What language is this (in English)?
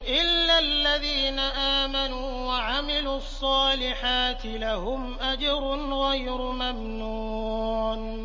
Arabic